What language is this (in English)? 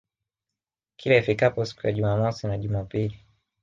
Swahili